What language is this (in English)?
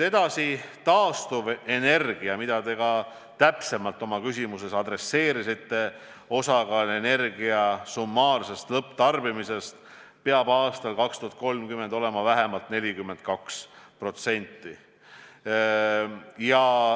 Estonian